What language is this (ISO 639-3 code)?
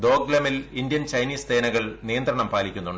mal